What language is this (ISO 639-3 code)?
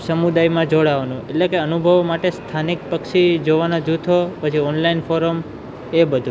guj